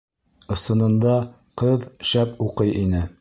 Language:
Bashkir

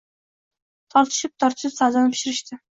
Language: Uzbek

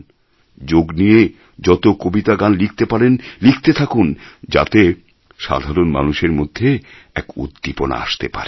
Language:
Bangla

